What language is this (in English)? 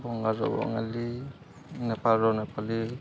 Odia